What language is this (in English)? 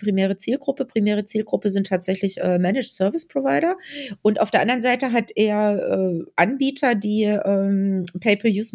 German